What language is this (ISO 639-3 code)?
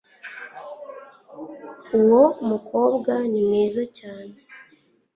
kin